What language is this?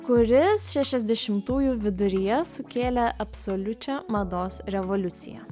Lithuanian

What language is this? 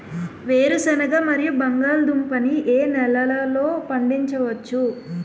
Telugu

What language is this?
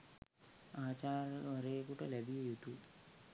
Sinhala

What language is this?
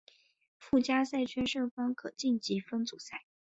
Chinese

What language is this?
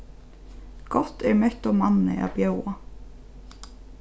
Faroese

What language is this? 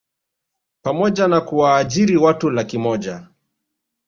Swahili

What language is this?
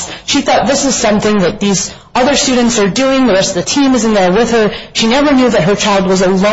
English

